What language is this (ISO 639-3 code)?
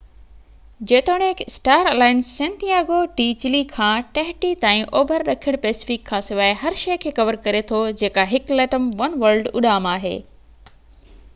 snd